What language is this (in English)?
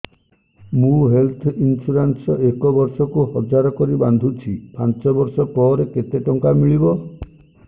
Odia